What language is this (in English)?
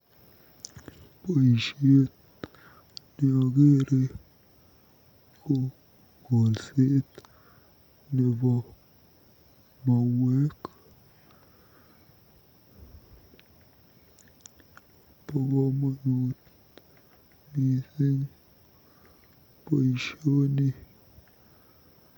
Kalenjin